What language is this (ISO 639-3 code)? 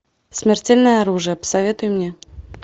rus